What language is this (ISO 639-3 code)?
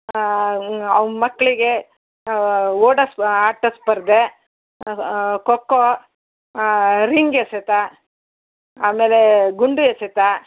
kan